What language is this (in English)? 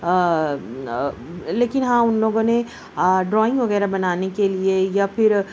Urdu